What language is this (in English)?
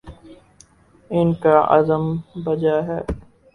Urdu